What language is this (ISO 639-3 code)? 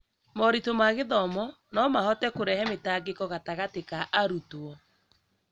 kik